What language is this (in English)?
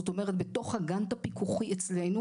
Hebrew